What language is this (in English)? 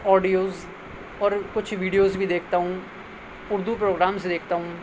Urdu